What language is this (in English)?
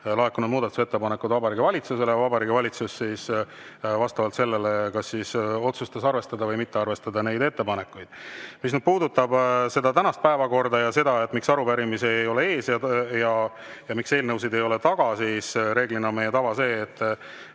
Estonian